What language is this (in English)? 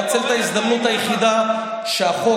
Hebrew